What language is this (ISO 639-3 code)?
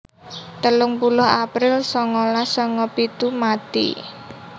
jav